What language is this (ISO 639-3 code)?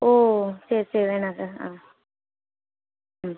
tam